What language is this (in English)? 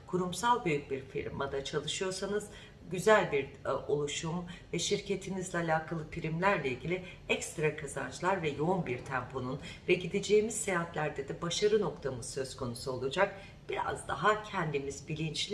Turkish